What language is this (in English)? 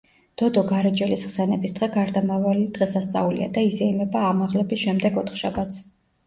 Georgian